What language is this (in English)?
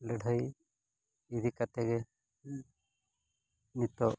Santali